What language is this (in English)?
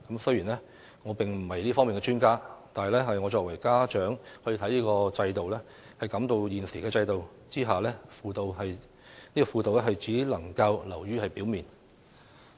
Cantonese